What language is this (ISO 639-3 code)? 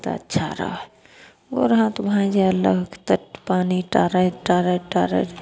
mai